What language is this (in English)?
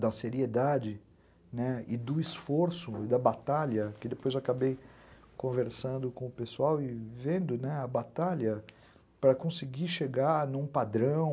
Portuguese